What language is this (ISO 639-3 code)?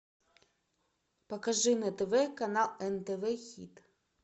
rus